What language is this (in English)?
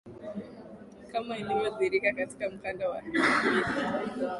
Swahili